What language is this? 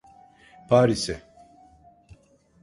Turkish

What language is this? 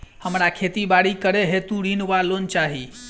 Maithili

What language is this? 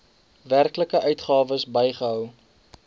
Afrikaans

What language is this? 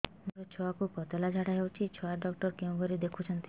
Odia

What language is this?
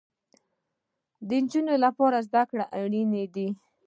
Pashto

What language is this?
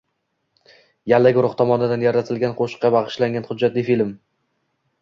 Uzbek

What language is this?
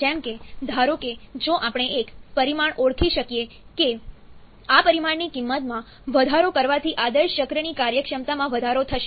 Gujarati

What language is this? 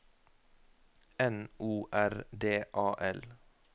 Norwegian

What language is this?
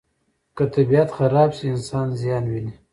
Pashto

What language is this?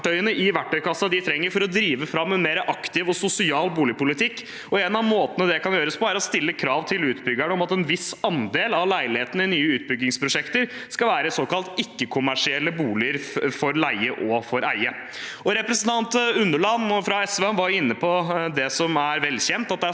Norwegian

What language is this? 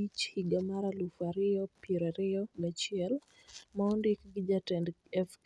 Luo (Kenya and Tanzania)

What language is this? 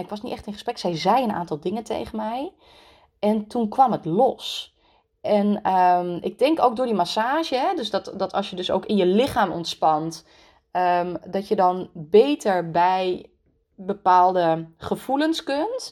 Dutch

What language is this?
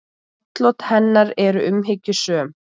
Icelandic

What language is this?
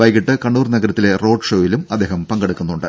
Malayalam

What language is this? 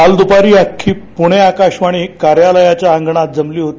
Marathi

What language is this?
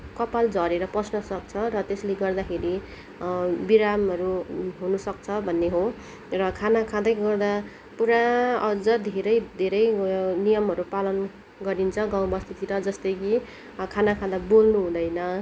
Nepali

